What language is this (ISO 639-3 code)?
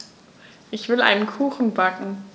deu